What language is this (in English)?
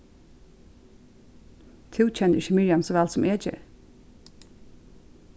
Faroese